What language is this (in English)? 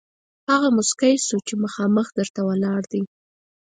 Pashto